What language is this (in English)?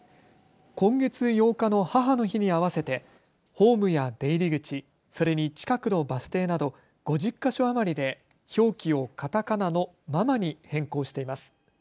Japanese